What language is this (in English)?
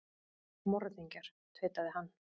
Icelandic